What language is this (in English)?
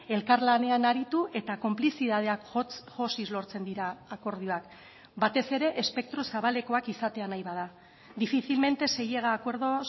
Basque